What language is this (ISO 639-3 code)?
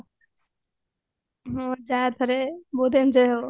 ori